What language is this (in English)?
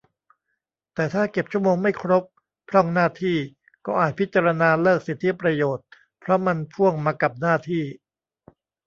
Thai